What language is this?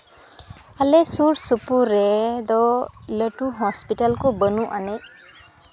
Santali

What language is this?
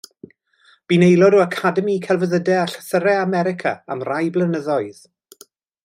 Welsh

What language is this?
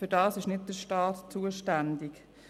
Swiss German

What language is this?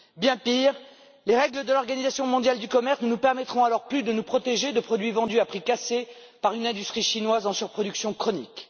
French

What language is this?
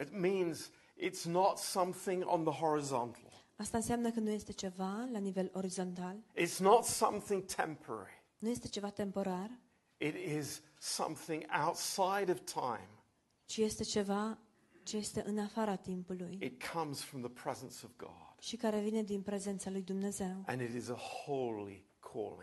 Romanian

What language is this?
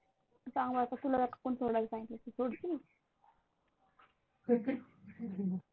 Marathi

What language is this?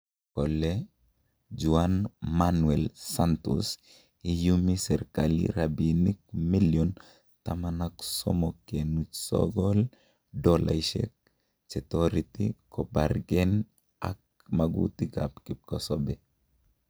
Kalenjin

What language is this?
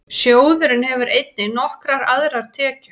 Icelandic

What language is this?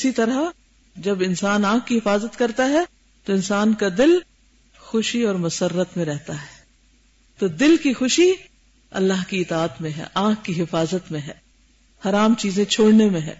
Urdu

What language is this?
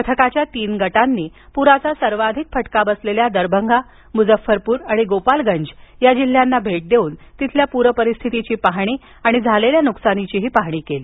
Marathi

